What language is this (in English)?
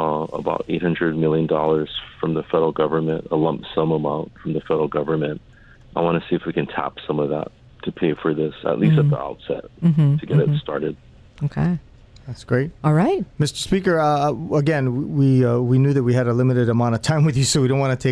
English